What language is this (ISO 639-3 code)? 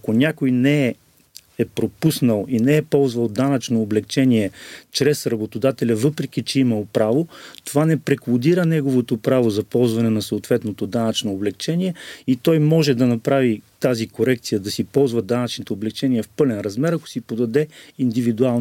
bul